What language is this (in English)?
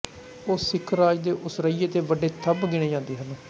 Punjabi